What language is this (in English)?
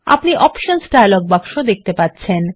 Bangla